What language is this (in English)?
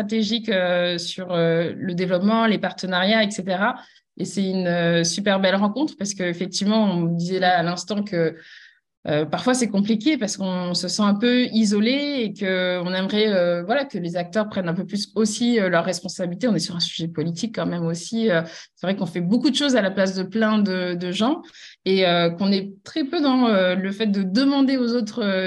French